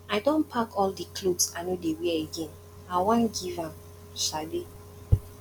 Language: Nigerian Pidgin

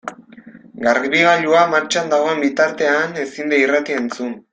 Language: Basque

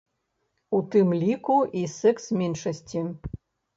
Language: Belarusian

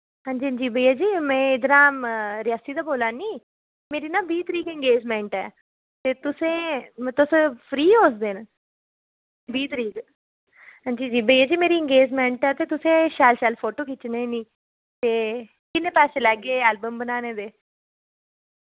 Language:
Dogri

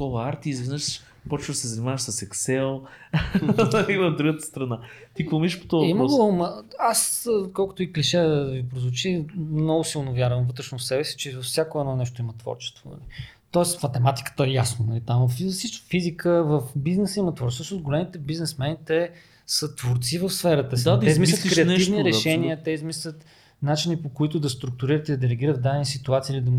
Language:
Bulgarian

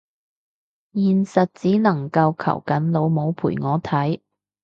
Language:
Cantonese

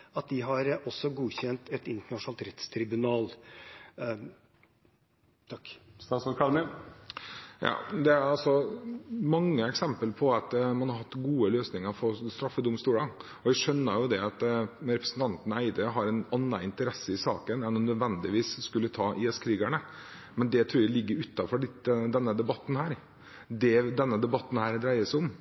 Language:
Norwegian Bokmål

